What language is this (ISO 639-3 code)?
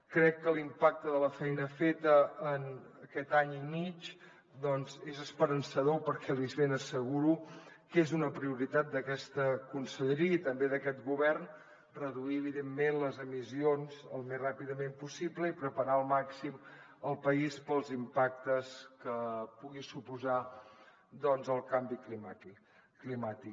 cat